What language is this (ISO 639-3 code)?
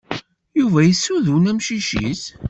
kab